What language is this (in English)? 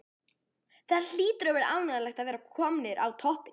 Icelandic